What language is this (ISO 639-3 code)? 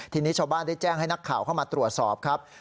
tha